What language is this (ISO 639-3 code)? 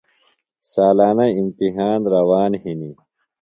phl